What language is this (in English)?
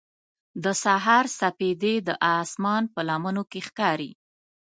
Pashto